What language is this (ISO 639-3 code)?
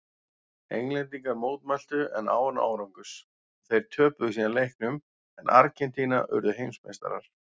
isl